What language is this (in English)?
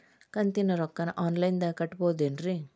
Kannada